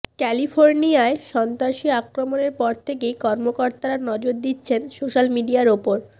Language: Bangla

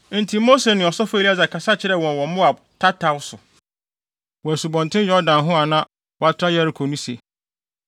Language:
Akan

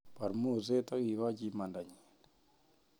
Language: Kalenjin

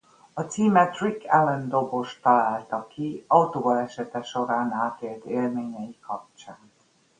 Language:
Hungarian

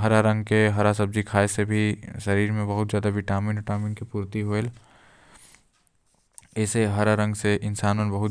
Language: Korwa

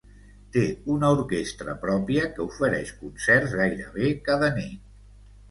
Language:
Catalan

